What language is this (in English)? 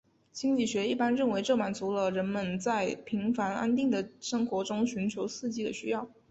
Chinese